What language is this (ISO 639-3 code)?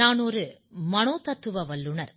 tam